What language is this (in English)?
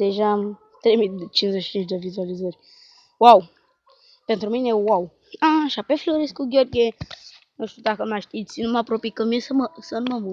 Romanian